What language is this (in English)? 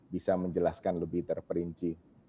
Indonesian